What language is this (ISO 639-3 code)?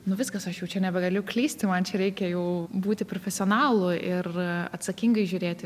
lit